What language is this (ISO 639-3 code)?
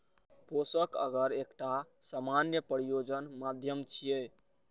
mai